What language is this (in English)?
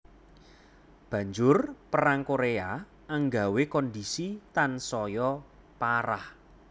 Javanese